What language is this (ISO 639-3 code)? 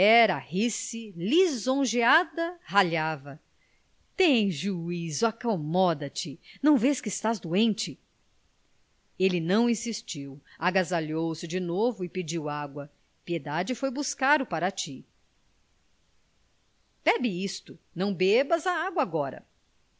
por